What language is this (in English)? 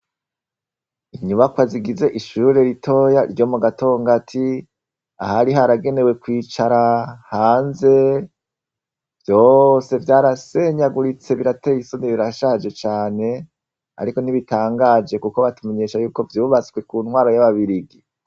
Rundi